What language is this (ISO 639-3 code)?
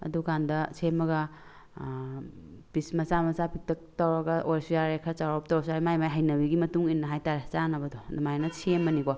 mni